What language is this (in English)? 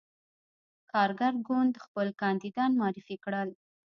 Pashto